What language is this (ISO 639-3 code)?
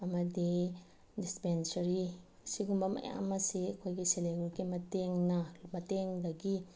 mni